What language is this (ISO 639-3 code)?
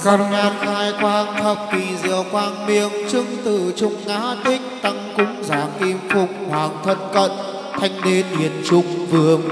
vie